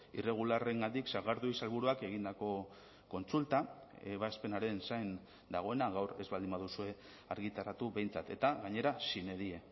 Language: Basque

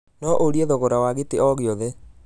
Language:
Kikuyu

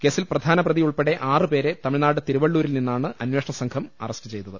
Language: Malayalam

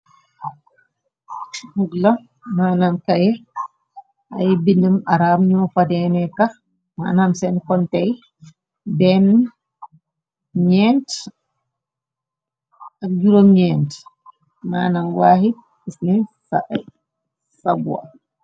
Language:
Wolof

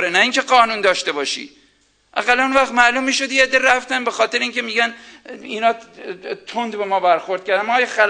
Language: Persian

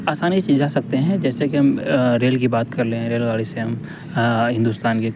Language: Urdu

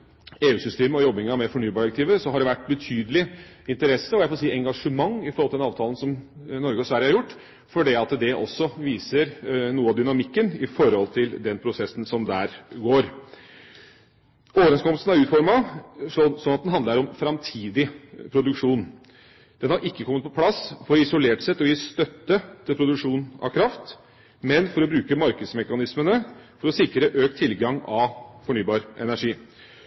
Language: Norwegian Bokmål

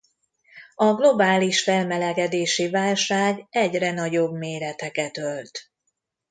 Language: Hungarian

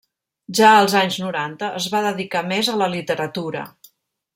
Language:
Catalan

